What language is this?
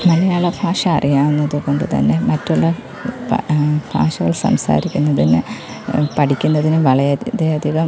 Malayalam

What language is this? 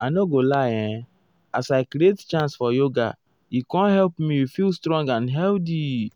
Nigerian Pidgin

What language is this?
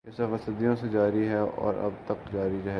Urdu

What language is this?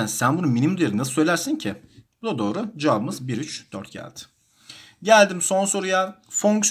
Turkish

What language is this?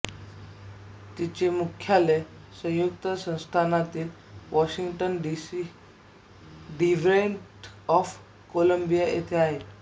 Marathi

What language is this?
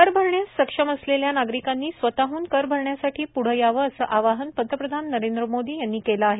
Marathi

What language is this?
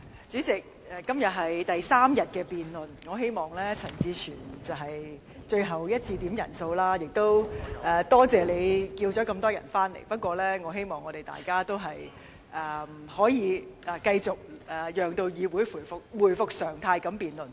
Cantonese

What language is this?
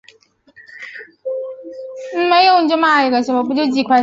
Chinese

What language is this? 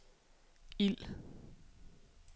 Danish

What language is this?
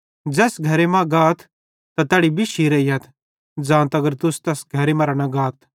Bhadrawahi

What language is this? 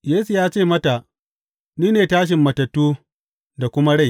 Hausa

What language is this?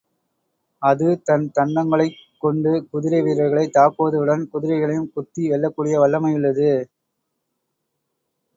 Tamil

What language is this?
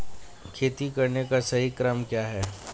Hindi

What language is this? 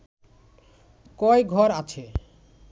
Bangla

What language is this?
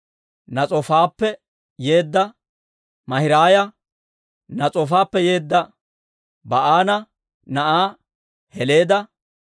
Dawro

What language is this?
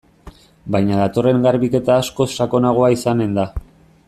Basque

